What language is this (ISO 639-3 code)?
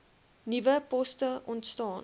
afr